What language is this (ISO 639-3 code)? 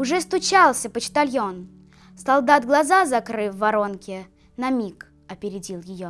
rus